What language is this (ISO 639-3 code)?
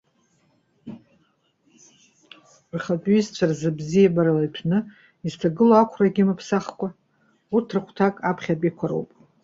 abk